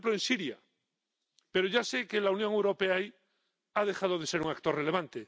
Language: Spanish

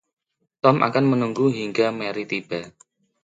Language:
Indonesian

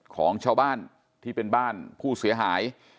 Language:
Thai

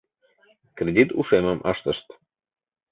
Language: Mari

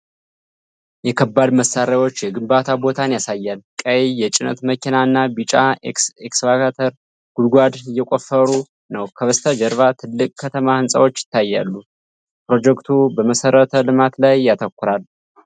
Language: Amharic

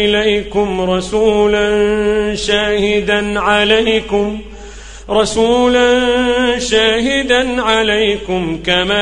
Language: Arabic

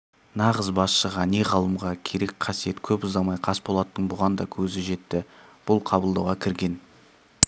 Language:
Kazakh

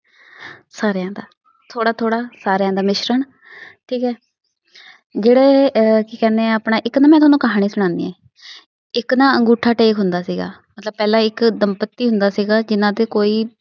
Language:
Punjabi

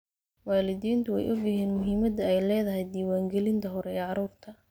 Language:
Somali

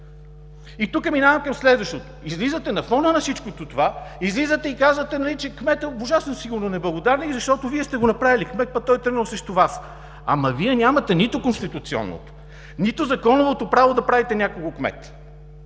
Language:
Bulgarian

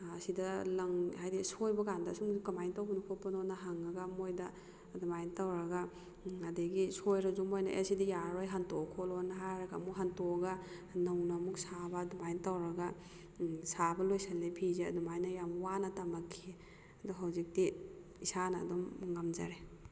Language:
Manipuri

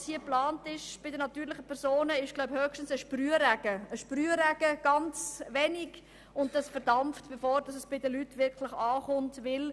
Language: Swiss German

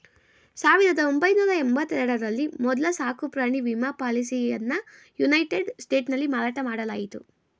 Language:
Kannada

